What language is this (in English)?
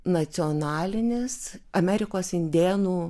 Lithuanian